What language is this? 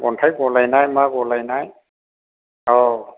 Bodo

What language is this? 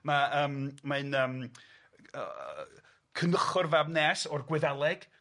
Welsh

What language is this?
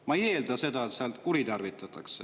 Estonian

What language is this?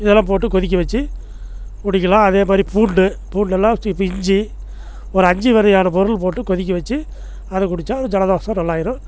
Tamil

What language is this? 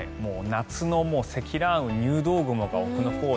Japanese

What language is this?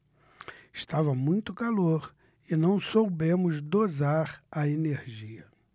Portuguese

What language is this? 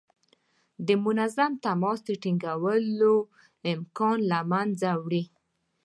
Pashto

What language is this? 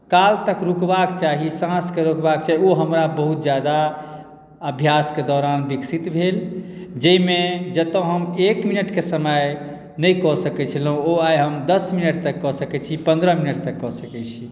Maithili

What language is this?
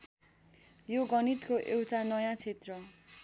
Nepali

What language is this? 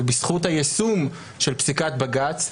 Hebrew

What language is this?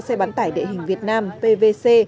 Vietnamese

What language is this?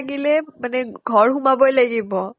Assamese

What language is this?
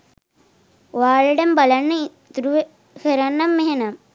Sinhala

